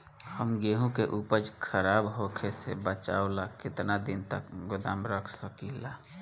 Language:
Bhojpuri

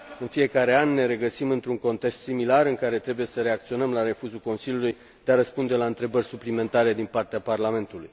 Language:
Romanian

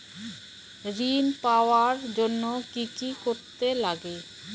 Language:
Bangla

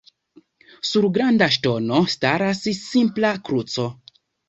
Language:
Esperanto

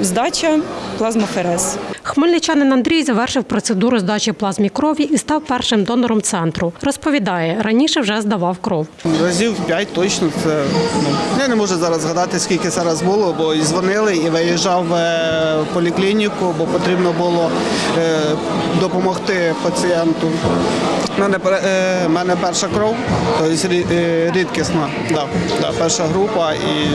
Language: Ukrainian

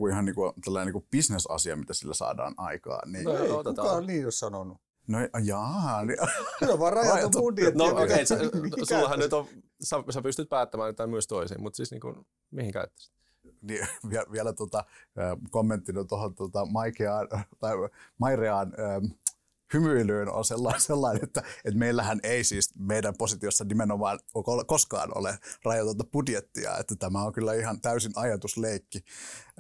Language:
Finnish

